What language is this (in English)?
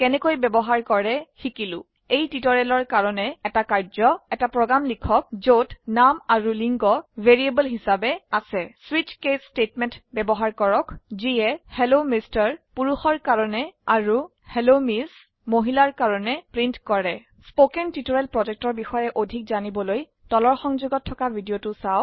Assamese